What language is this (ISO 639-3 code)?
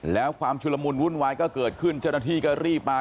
tha